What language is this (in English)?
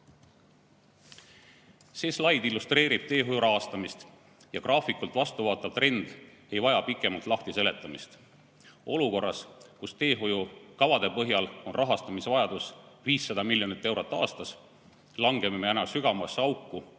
Estonian